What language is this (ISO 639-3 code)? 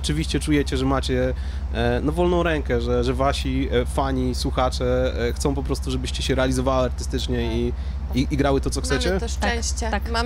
pol